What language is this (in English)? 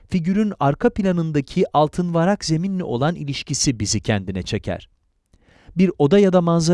Turkish